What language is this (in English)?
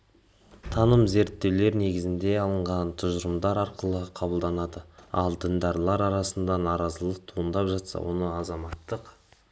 Kazakh